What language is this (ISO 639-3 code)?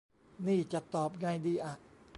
tha